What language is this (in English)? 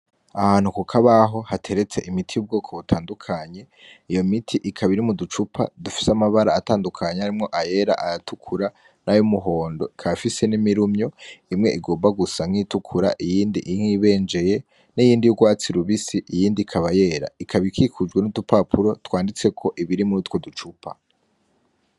Rundi